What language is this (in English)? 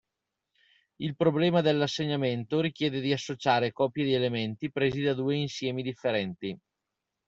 Italian